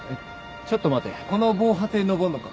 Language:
Japanese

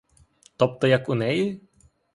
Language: Ukrainian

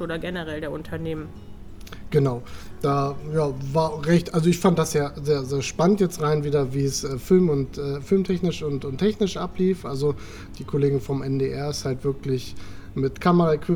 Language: German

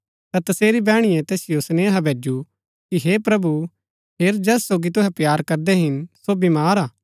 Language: Gaddi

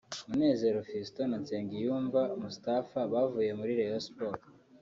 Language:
Kinyarwanda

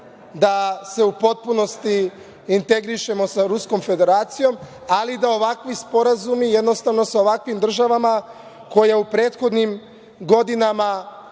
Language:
Serbian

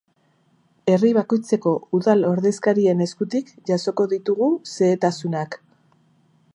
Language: Basque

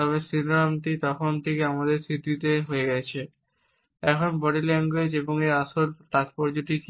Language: Bangla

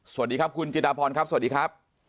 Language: Thai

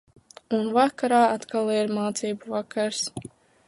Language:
Latvian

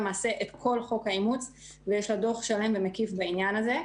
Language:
Hebrew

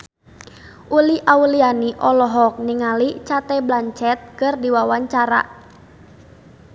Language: Sundanese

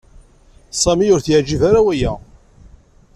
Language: Kabyle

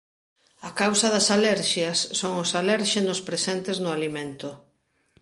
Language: Galician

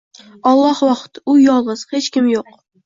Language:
Uzbek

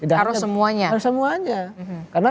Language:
Indonesian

